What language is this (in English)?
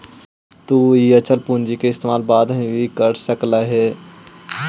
Magahi